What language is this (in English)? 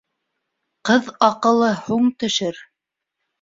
Bashkir